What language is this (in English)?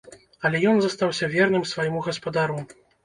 Belarusian